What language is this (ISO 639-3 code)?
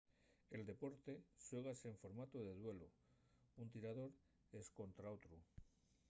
ast